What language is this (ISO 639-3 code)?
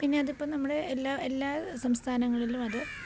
mal